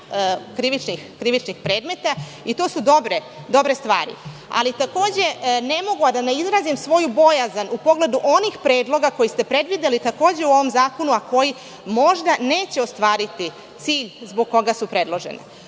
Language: Serbian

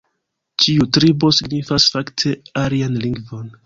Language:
Esperanto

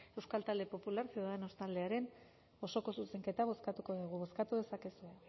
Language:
Basque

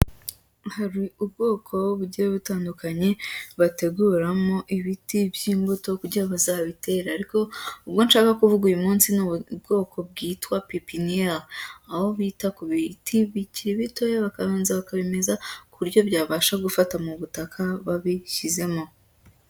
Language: Kinyarwanda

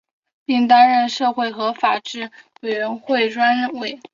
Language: Chinese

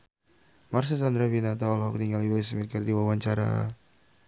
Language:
Sundanese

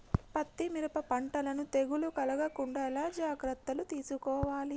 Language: Telugu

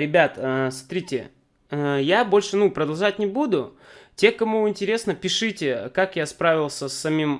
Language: Russian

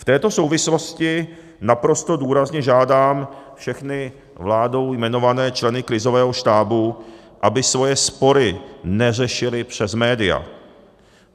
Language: Czech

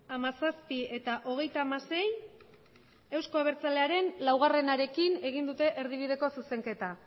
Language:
Basque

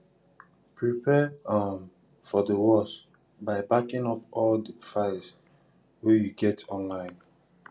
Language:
Nigerian Pidgin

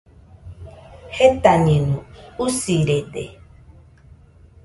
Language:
Nüpode Huitoto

